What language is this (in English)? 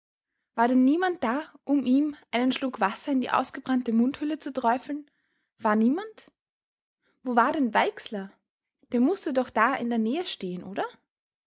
German